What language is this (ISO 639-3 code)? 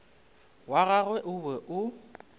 nso